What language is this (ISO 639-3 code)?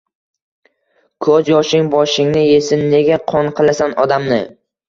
uzb